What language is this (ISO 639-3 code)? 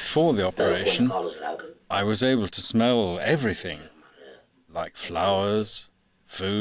eng